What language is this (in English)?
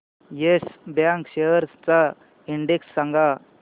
Marathi